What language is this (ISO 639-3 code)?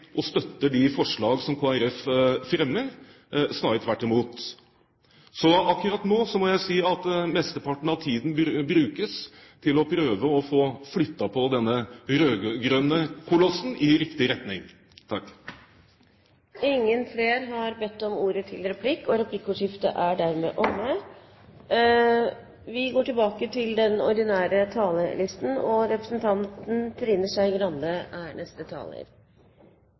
nob